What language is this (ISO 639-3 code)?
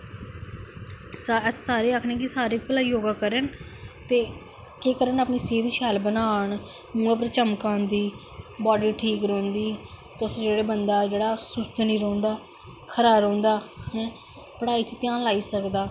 doi